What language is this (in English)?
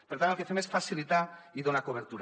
Catalan